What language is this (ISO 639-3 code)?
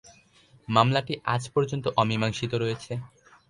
ben